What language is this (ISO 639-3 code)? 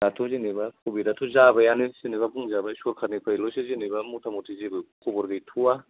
brx